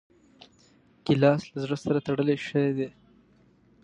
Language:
Pashto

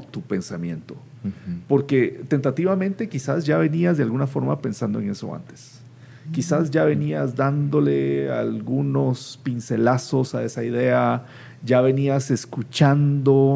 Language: Spanish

